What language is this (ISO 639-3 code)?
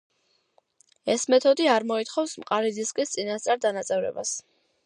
kat